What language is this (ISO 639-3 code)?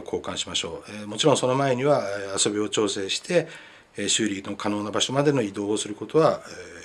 jpn